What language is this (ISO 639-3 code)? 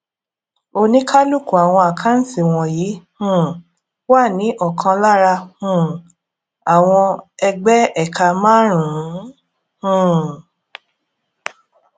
yor